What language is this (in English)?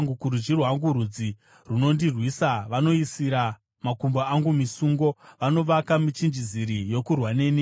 Shona